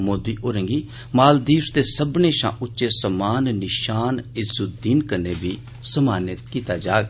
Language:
Dogri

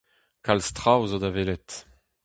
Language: Breton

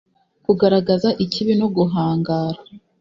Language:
Kinyarwanda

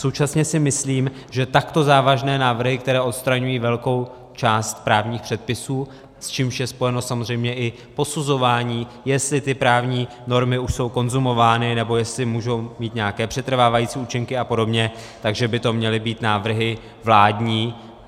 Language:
Czech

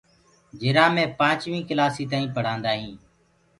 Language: Gurgula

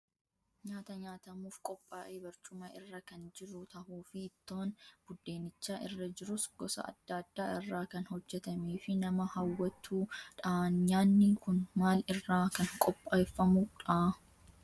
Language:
Oromo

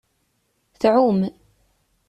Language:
Kabyle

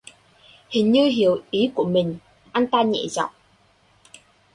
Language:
Vietnamese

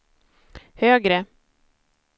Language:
Swedish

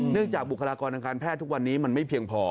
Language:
Thai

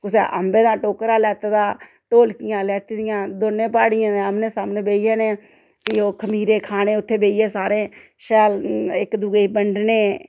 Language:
Dogri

